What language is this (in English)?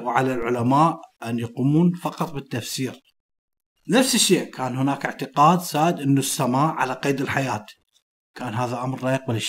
Arabic